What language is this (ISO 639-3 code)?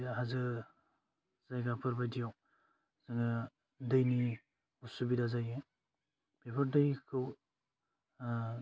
brx